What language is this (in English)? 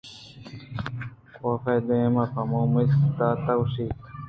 Eastern Balochi